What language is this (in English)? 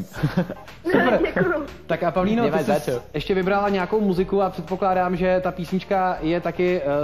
Czech